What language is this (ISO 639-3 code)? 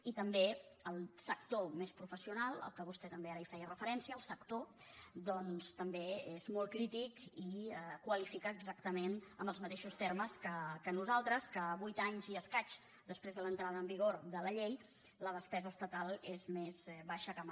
cat